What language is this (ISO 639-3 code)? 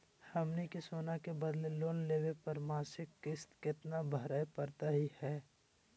mag